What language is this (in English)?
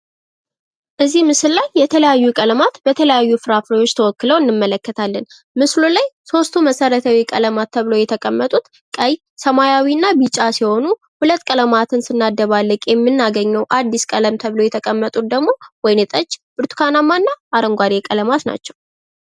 Amharic